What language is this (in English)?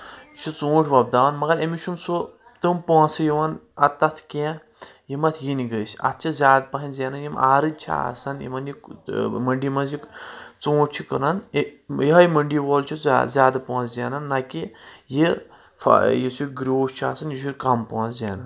Kashmiri